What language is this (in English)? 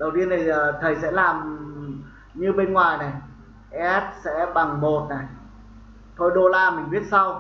Vietnamese